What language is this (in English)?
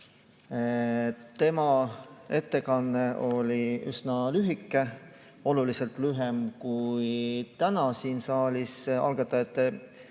Estonian